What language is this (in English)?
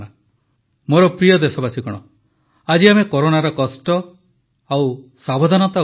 Odia